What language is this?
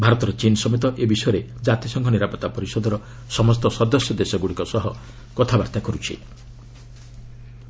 Odia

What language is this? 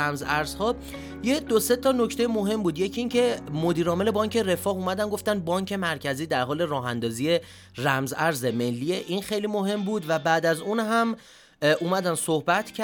Persian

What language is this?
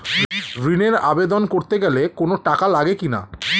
Bangla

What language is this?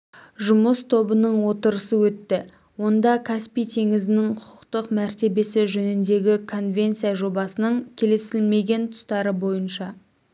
Kazakh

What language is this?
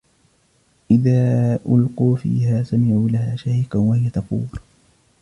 Arabic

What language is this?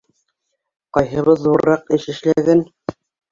Bashkir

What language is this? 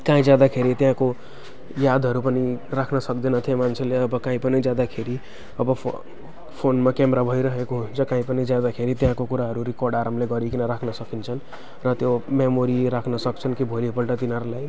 Nepali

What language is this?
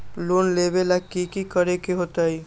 Magahi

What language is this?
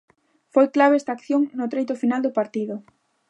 Galician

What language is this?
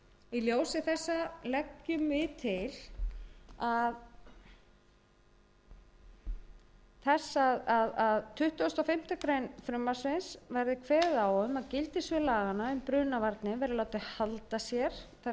Icelandic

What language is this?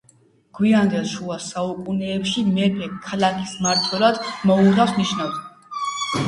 Georgian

